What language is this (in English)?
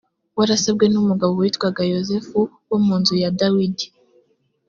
Kinyarwanda